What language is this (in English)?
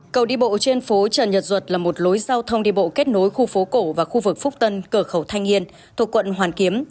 Vietnamese